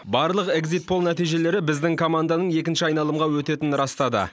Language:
Kazakh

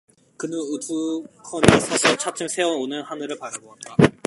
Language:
Korean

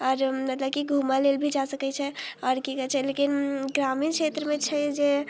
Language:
Maithili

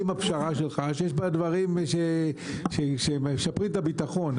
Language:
Hebrew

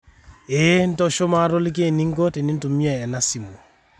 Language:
Masai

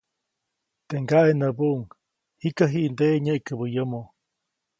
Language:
Copainalá Zoque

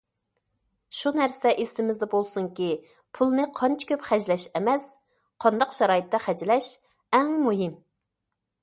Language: Uyghur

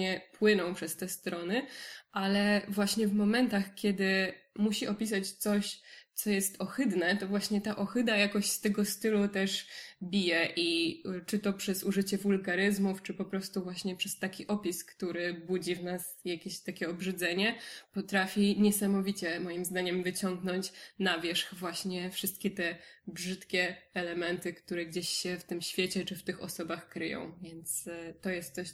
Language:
Polish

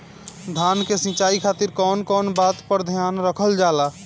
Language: Bhojpuri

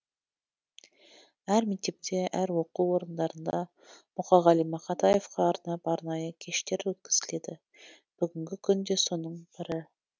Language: Kazakh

